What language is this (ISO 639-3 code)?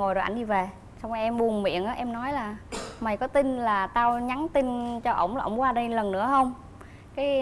vie